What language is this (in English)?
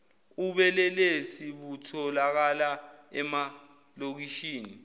Zulu